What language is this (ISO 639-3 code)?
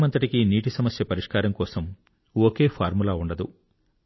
tel